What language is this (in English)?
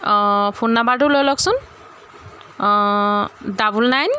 Assamese